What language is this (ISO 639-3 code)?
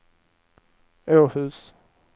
swe